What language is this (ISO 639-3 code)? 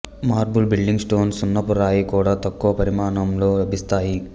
tel